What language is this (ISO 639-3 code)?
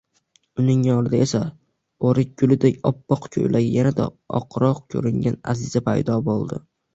uzb